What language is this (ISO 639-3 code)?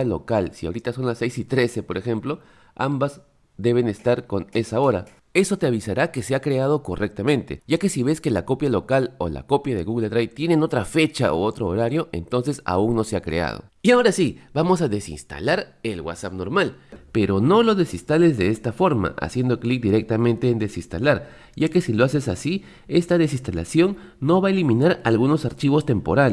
spa